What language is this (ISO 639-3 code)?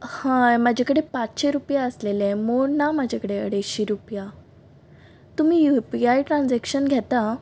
kok